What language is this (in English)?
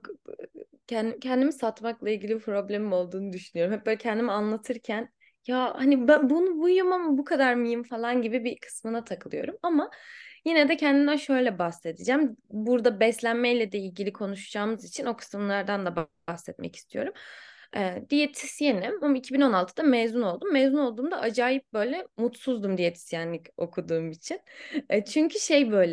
Turkish